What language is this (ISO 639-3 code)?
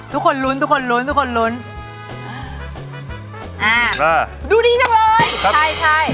tha